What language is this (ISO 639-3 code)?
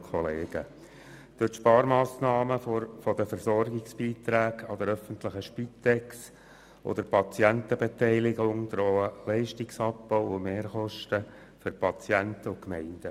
gsw